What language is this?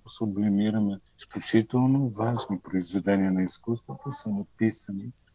Bulgarian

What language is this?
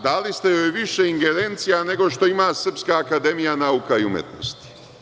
Serbian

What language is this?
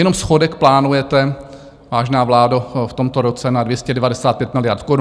Czech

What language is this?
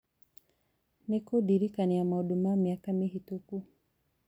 Kikuyu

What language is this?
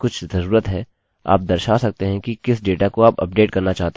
Hindi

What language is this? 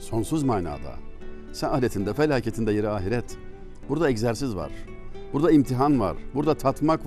Turkish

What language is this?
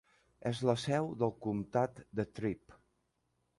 Catalan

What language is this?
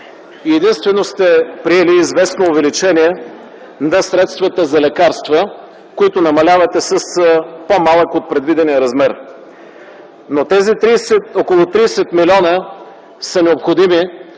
Bulgarian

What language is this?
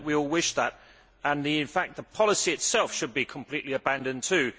English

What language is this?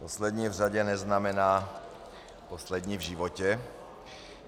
Czech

